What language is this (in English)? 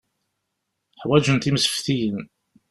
Kabyle